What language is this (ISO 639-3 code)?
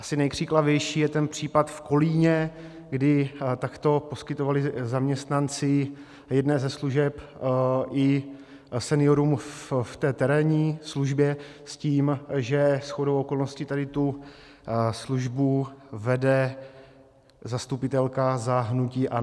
ces